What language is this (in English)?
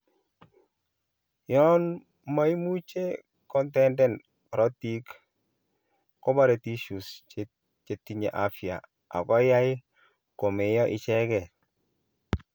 Kalenjin